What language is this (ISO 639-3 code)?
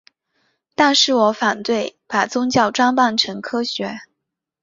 zho